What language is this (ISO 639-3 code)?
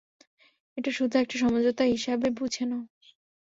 ben